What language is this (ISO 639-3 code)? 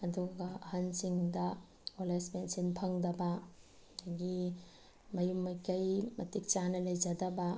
mni